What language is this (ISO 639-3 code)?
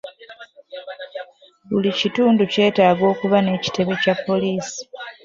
lug